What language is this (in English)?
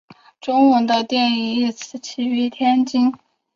Chinese